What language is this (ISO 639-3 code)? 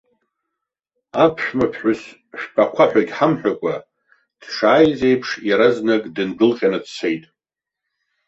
abk